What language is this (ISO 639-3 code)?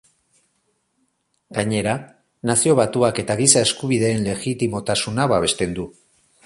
eus